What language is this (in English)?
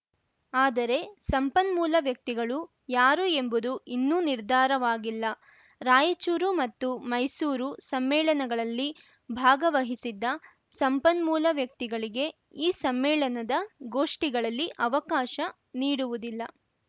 Kannada